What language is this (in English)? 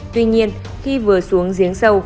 Vietnamese